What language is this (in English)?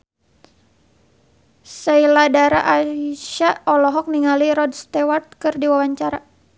Sundanese